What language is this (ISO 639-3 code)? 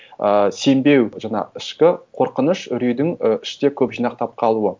kaz